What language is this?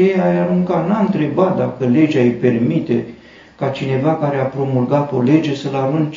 Romanian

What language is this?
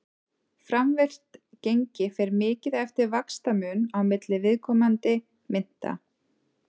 Icelandic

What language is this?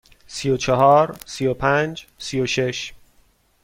Persian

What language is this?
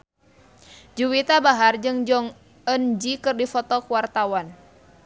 Sundanese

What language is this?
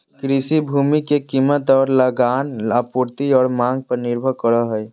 Magahi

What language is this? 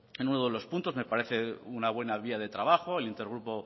Spanish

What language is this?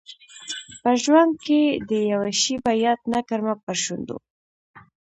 Pashto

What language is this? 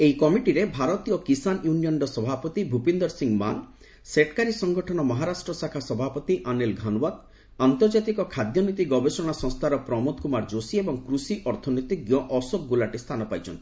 Odia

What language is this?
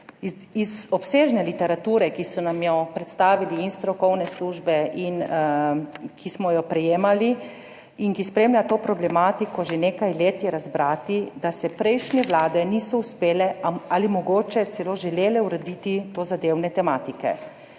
Slovenian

